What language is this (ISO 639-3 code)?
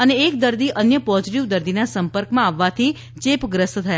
guj